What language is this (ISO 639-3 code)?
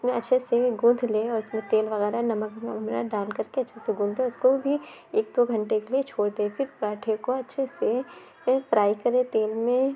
urd